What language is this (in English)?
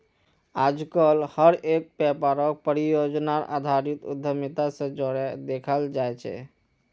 Magahi